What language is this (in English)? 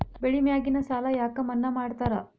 Kannada